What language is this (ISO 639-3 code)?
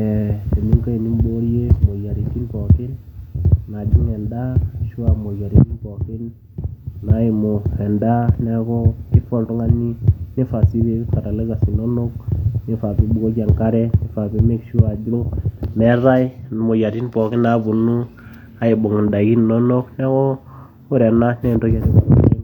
mas